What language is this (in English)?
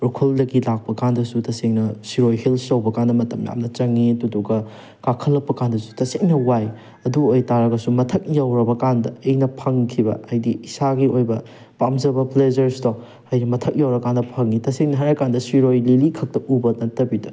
Manipuri